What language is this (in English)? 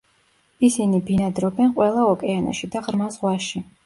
Georgian